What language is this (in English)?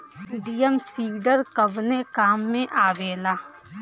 Bhojpuri